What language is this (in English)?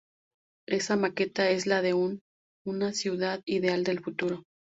Spanish